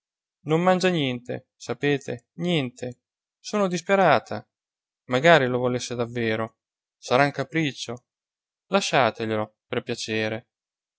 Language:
Italian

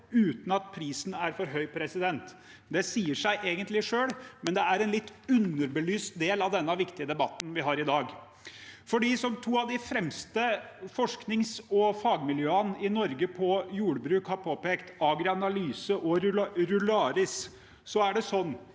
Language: Norwegian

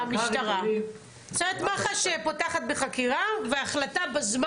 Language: Hebrew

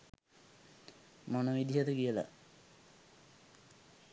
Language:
Sinhala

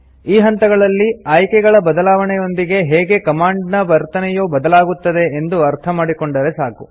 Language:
Kannada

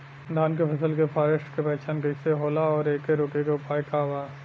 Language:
Bhojpuri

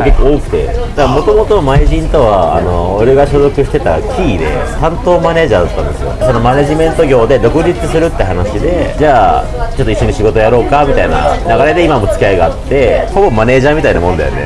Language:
Japanese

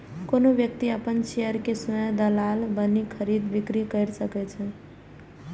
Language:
Maithili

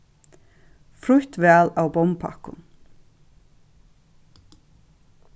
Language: Faroese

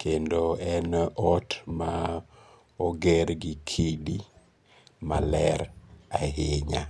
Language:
Luo (Kenya and Tanzania)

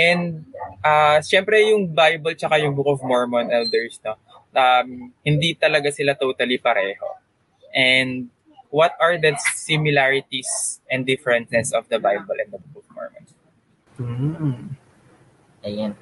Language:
Filipino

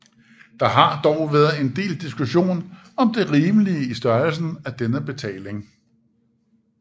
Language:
Danish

